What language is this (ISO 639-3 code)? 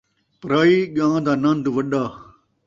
skr